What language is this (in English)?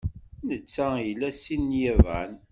Kabyle